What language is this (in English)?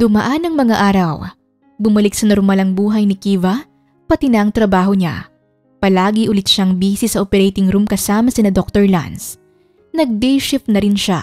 Filipino